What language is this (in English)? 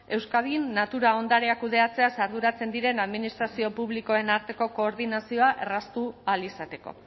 Basque